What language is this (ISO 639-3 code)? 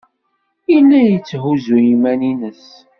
kab